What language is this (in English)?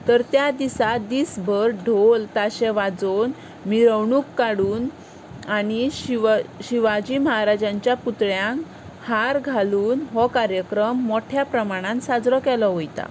Konkani